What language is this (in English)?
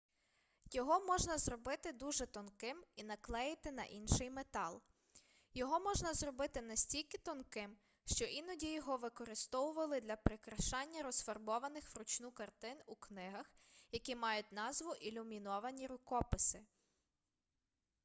Ukrainian